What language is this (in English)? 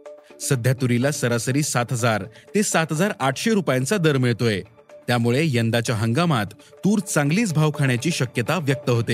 Marathi